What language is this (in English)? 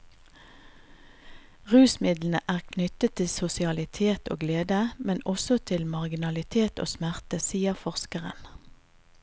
Norwegian